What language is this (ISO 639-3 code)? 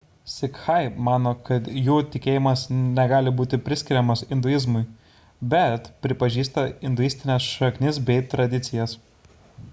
lit